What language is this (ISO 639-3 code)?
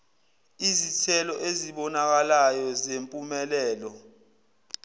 zul